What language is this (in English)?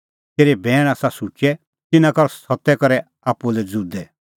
Kullu Pahari